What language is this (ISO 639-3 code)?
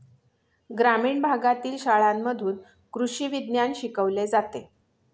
mar